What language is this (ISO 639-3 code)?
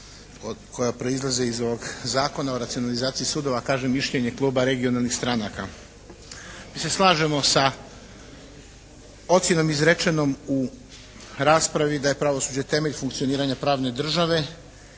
hrv